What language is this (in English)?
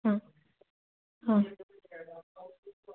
Assamese